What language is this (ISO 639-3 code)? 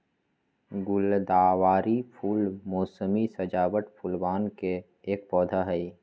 mag